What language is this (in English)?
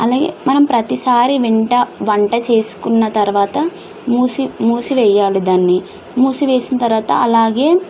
Telugu